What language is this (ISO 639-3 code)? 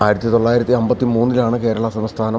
mal